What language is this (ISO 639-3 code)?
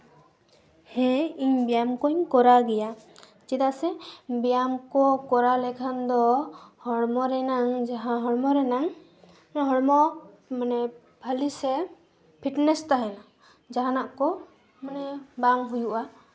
sat